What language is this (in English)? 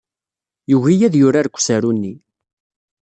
Kabyle